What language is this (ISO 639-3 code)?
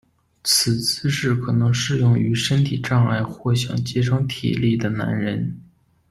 zho